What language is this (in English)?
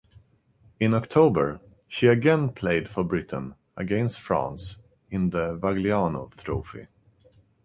English